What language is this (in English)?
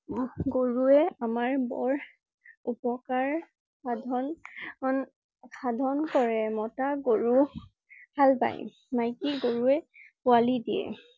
Assamese